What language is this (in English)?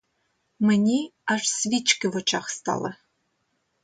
Ukrainian